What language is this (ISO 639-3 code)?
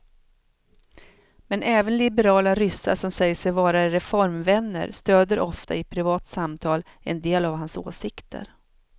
swe